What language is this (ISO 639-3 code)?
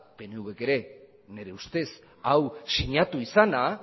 eus